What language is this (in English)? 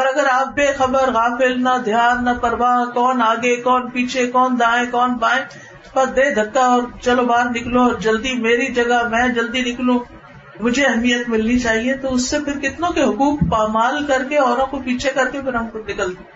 Urdu